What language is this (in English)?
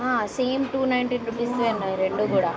Telugu